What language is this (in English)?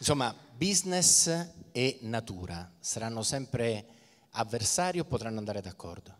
Italian